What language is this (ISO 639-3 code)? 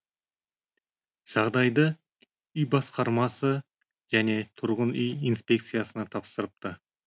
kaz